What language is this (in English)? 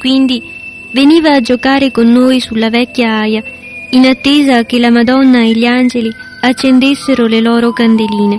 Italian